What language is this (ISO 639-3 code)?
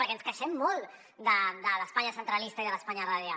cat